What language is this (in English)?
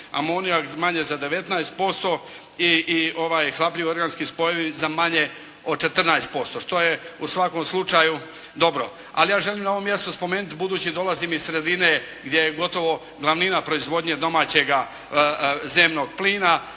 Croatian